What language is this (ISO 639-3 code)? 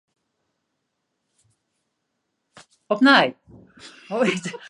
fry